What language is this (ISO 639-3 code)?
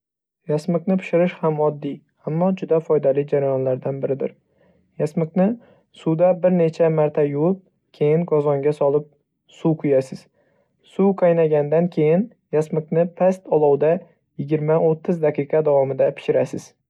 uzb